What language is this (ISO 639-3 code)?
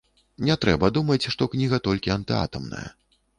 bel